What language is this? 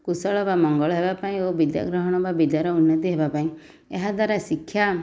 Odia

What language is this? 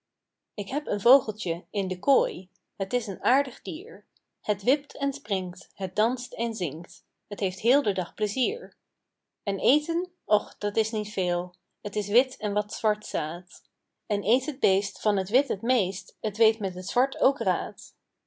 Dutch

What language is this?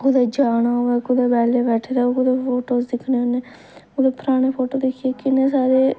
Dogri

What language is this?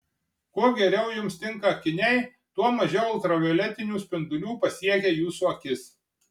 Lithuanian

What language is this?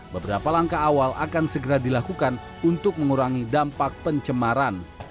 Indonesian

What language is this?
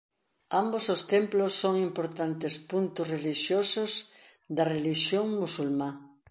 Galician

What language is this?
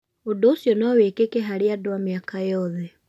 Kikuyu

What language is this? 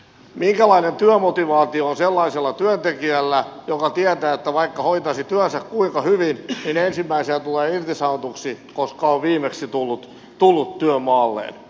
Finnish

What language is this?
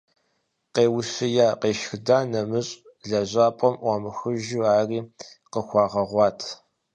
Kabardian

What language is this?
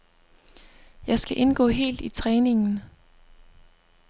Danish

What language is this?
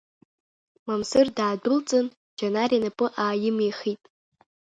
Abkhazian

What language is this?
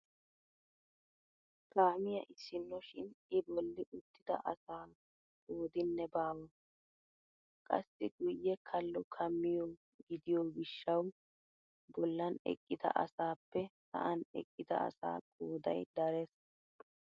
Wolaytta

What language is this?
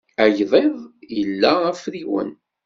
Kabyle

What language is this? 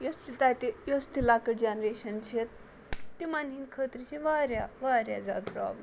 Kashmiri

